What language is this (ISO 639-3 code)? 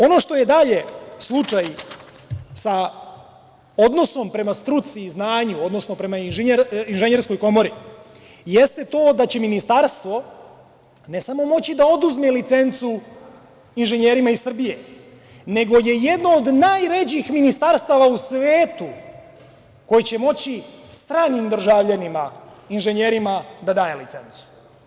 srp